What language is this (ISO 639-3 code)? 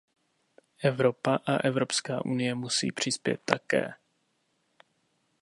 ces